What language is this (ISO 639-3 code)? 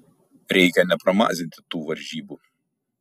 lit